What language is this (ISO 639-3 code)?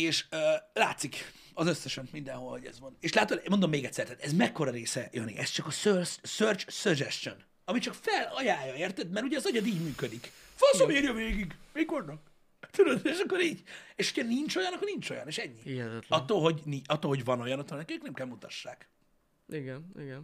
hun